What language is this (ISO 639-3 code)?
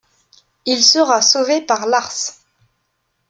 fra